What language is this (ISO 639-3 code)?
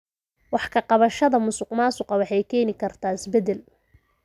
som